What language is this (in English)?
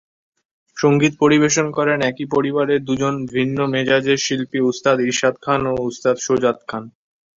Bangla